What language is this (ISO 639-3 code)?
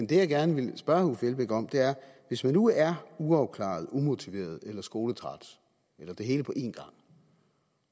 dan